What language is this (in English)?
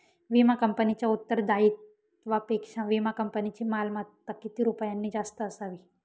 Marathi